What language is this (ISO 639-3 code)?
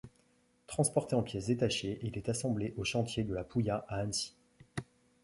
fra